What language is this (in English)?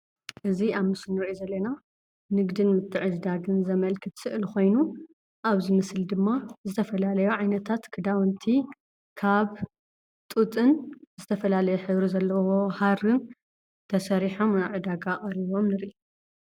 Tigrinya